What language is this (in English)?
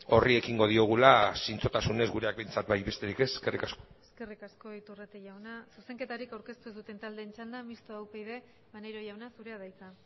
Basque